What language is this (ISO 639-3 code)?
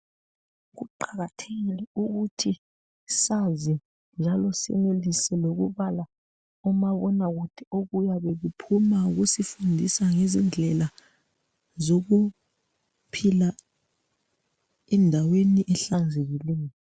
nde